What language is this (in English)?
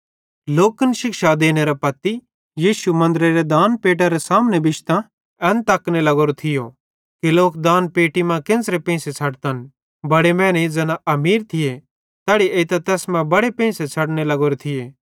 Bhadrawahi